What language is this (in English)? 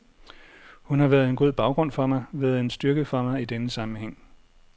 Danish